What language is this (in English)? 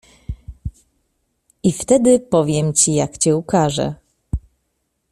Polish